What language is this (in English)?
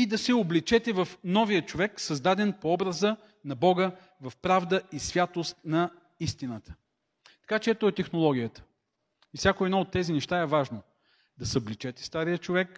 Bulgarian